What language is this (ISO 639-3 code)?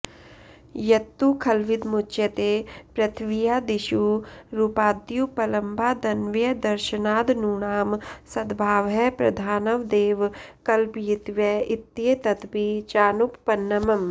san